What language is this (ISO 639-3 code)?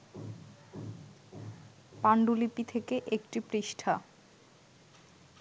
ben